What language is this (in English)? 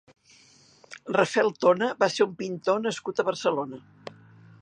Catalan